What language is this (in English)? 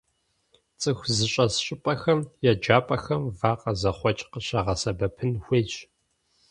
Kabardian